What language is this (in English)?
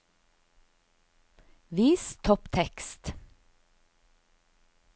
Norwegian